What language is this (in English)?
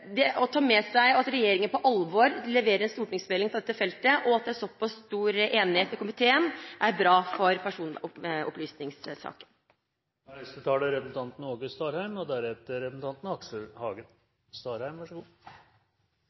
Norwegian